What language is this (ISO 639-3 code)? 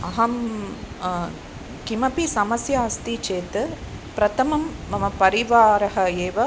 san